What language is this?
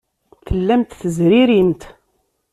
Kabyle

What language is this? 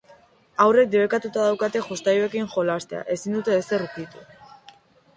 Basque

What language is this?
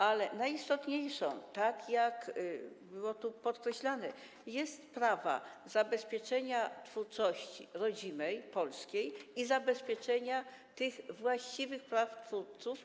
Polish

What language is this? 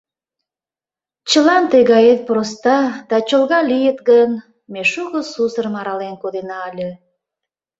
Mari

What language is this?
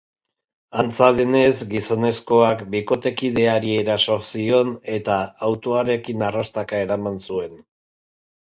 Basque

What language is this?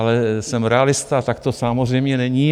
Czech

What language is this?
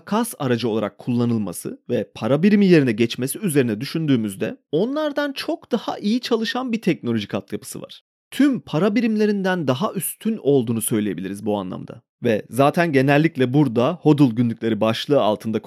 Turkish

